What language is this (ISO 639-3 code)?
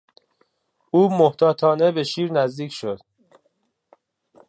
fas